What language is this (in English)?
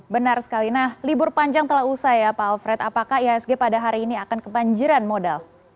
Indonesian